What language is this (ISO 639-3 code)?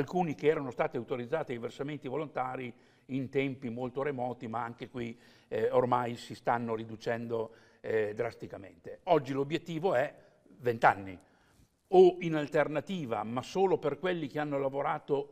ita